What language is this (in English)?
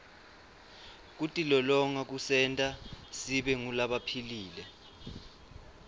Swati